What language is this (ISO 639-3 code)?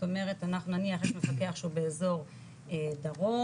heb